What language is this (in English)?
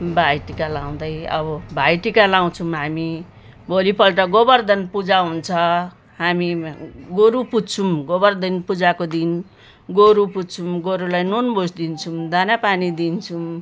Nepali